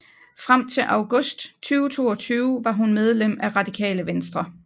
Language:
Danish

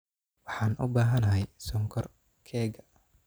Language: Somali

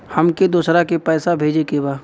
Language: Bhojpuri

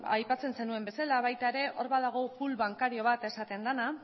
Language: Basque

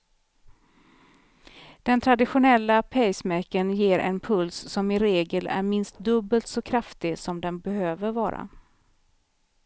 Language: Swedish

